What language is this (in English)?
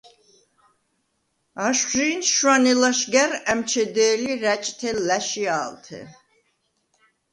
Svan